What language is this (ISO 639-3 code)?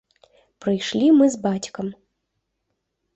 bel